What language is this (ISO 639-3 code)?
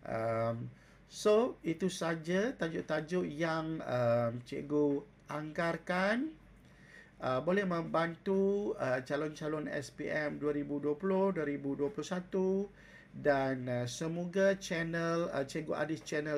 msa